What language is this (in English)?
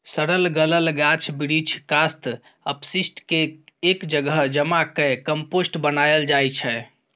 Maithili